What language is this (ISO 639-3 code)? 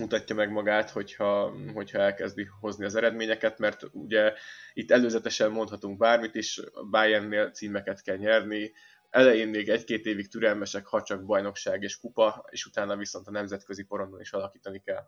hun